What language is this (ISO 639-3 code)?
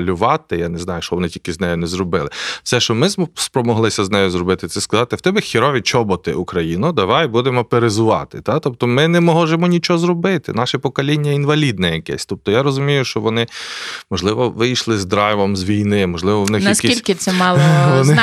ukr